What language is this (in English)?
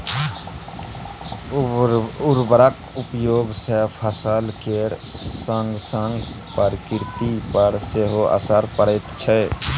Maithili